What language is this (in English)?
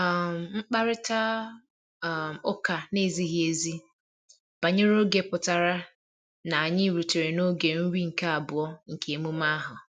Igbo